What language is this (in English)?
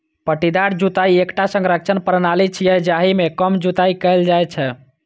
Maithili